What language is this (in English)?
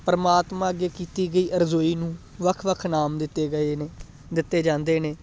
Punjabi